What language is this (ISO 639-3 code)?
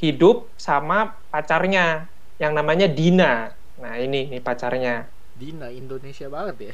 ind